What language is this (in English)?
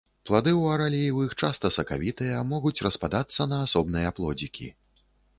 Belarusian